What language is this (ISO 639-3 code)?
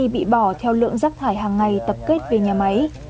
vie